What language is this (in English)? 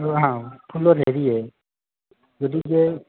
Assamese